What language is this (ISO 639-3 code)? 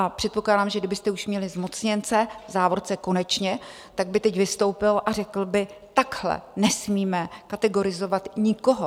ces